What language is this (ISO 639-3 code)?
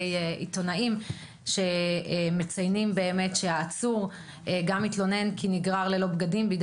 heb